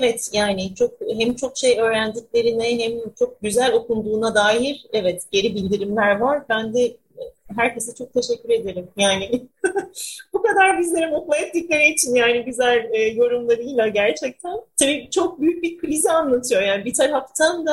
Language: Turkish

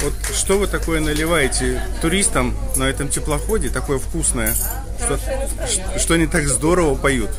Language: Russian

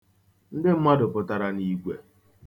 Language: Igbo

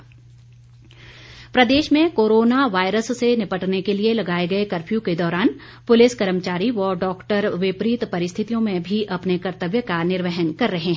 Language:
Hindi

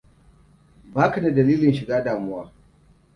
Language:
Hausa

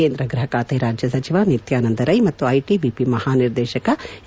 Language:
Kannada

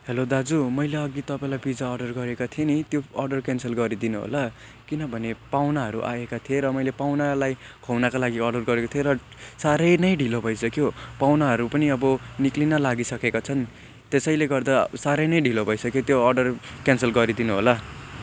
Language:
Nepali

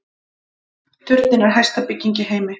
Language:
Icelandic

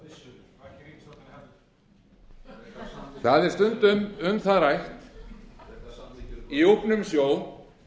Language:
Icelandic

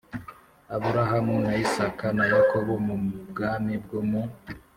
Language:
Kinyarwanda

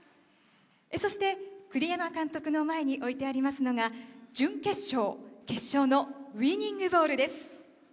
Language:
Japanese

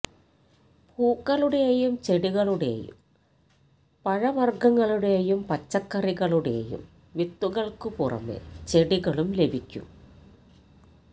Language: Malayalam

